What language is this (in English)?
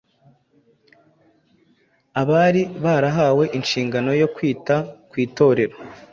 Kinyarwanda